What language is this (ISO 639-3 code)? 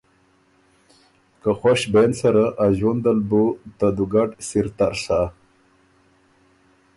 oru